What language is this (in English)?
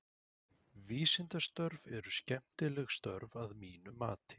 Icelandic